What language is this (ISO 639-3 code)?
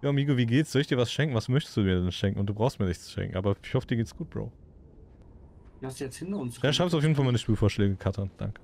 deu